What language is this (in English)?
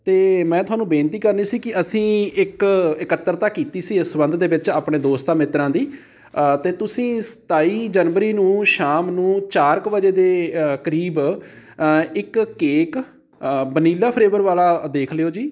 Punjabi